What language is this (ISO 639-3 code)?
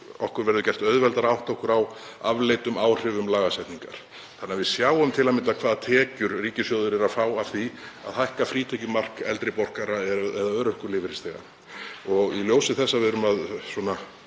isl